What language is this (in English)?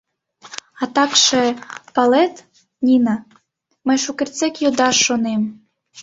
Mari